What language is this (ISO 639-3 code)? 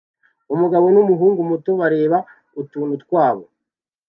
kin